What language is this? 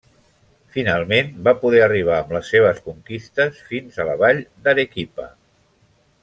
Catalan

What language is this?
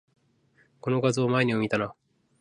Japanese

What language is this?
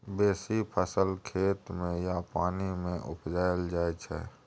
Maithili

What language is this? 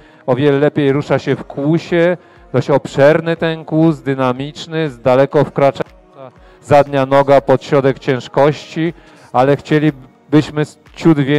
Polish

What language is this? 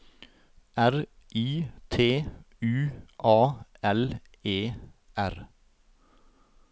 Norwegian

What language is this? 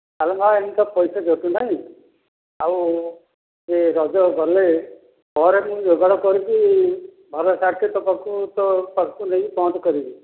Odia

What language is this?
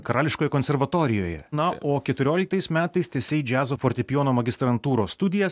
Lithuanian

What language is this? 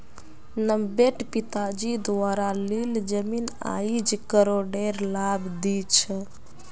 Magahi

